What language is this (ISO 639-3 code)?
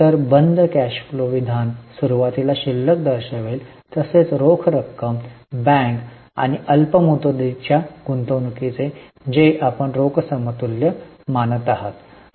mar